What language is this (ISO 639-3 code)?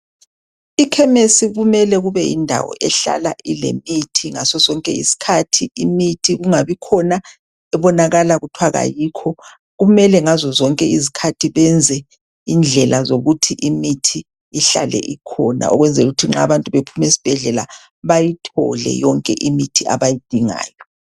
nde